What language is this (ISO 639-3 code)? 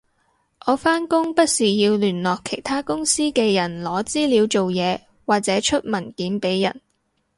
yue